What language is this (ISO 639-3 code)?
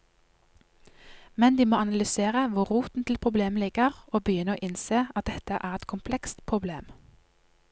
nor